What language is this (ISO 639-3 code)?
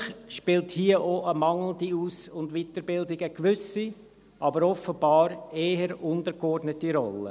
gsw